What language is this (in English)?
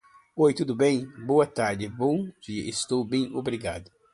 Portuguese